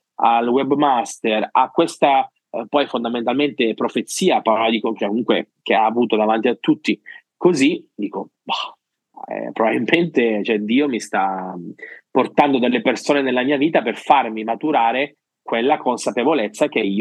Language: Italian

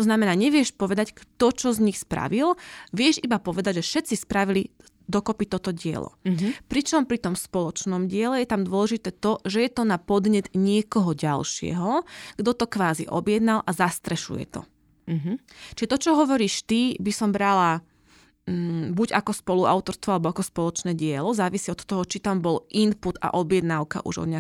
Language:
Slovak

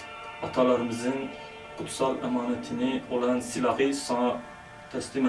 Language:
Turkish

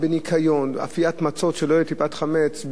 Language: Hebrew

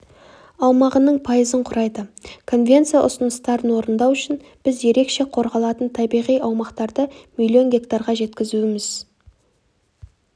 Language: Kazakh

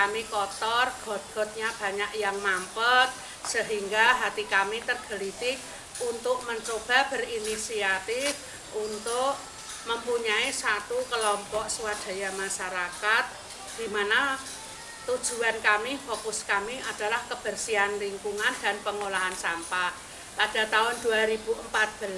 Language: Indonesian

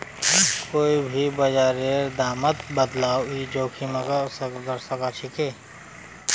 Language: Magahi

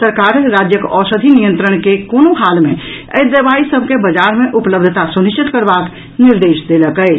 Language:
Maithili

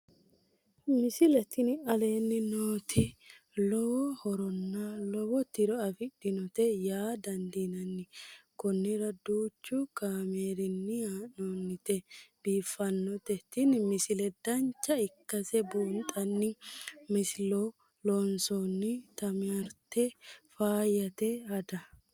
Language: Sidamo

